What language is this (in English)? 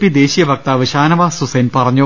Malayalam